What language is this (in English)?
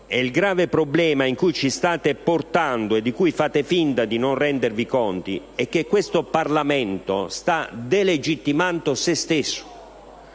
Italian